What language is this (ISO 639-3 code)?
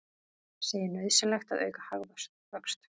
isl